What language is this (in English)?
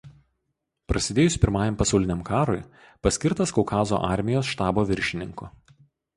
Lithuanian